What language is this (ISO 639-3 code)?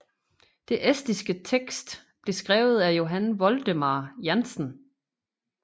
dan